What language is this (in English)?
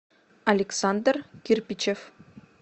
Russian